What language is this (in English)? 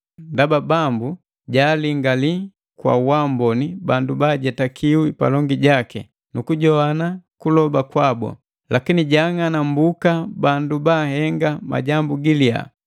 Matengo